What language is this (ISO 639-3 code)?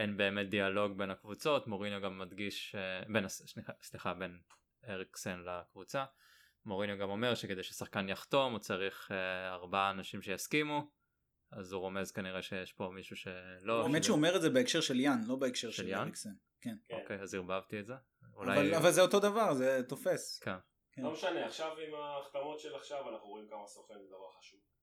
heb